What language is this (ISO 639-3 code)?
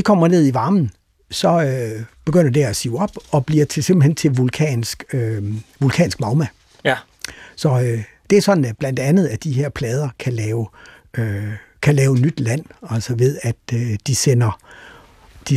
dan